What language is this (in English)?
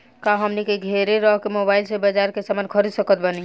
Bhojpuri